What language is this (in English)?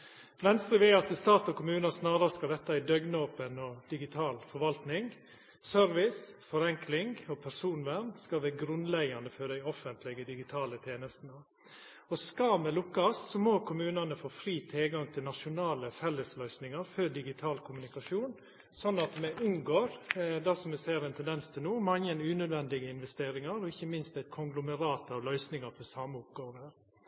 Norwegian Nynorsk